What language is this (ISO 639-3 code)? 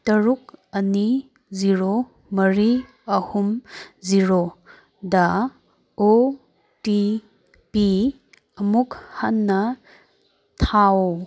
mni